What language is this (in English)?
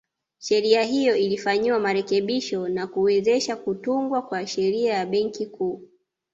Swahili